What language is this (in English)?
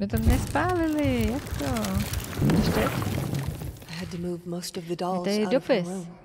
Czech